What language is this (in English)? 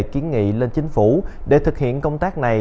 Vietnamese